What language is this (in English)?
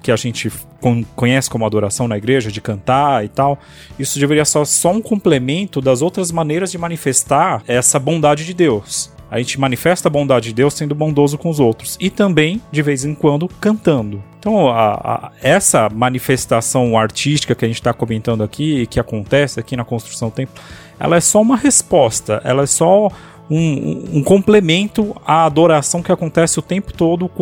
Portuguese